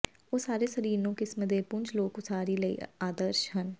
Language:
Punjabi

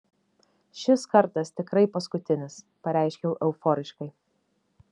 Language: Lithuanian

